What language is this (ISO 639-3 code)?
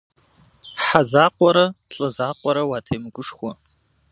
kbd